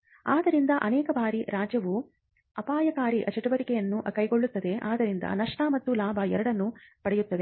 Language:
Kannada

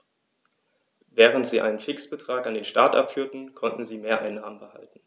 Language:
German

